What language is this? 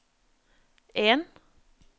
Norwegian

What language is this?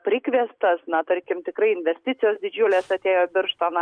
Lithuanian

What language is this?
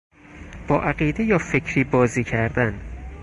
Persian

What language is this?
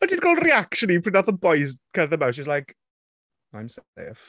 Welsh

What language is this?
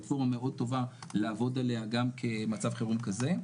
Hebrew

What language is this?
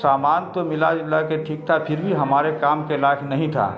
Urdu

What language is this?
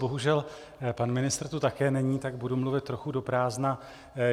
Czech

